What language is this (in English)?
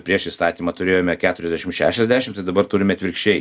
Lithuanian